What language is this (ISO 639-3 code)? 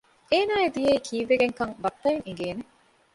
div